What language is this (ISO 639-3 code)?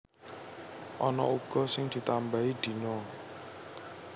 jav